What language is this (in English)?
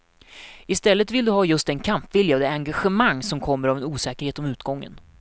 Swedish